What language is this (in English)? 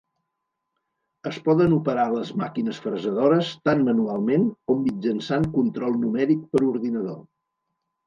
Catalan